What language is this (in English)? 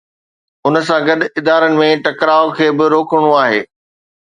Sindhi